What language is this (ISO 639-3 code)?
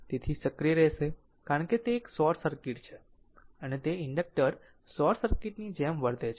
guj